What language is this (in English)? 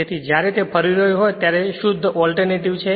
Gujarati